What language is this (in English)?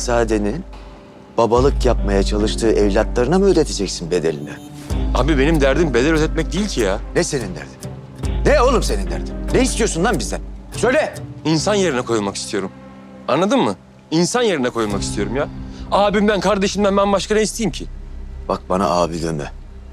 Turkish